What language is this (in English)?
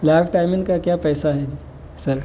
Urdu